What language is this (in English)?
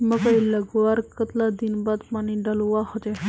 Magahi